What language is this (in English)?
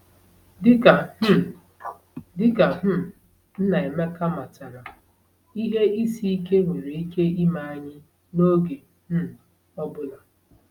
Igbo